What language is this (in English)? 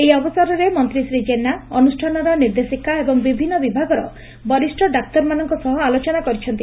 Odia